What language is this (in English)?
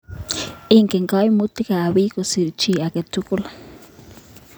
Kalenjin